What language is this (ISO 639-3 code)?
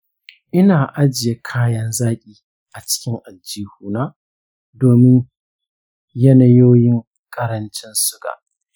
hau